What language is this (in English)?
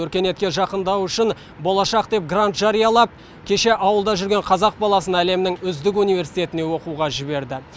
Kazakh